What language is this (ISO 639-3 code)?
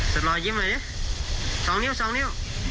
tha